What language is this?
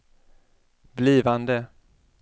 Swedish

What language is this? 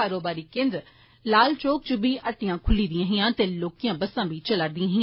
Dogri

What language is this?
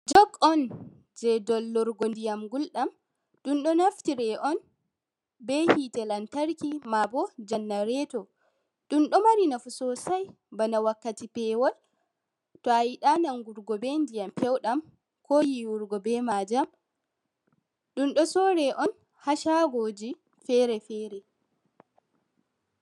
Fula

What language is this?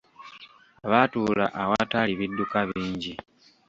Ganda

